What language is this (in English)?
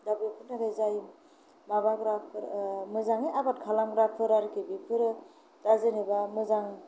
Bodo